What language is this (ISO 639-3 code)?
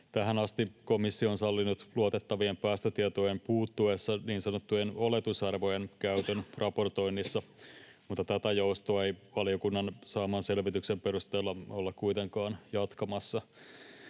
fin